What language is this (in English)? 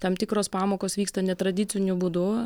Lithuanian